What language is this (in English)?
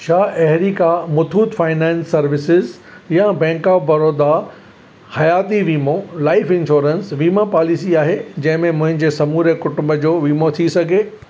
Sindhi